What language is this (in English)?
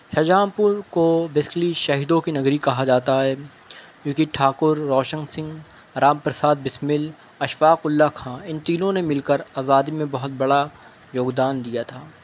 Urdu